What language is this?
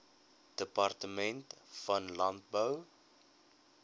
Afrikaans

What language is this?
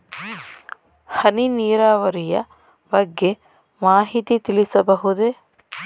Kannada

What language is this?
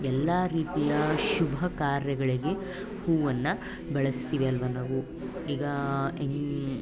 Kannada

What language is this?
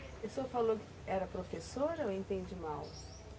Portuguese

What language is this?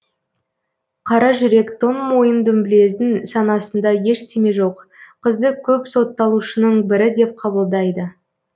Kazakh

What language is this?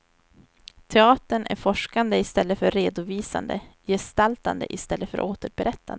Swedish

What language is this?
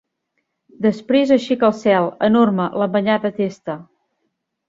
Catalan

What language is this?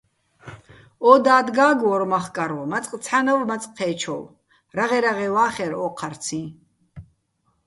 Bats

